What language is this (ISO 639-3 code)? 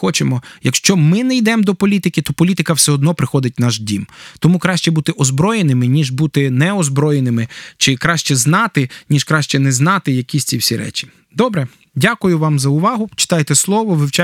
ukr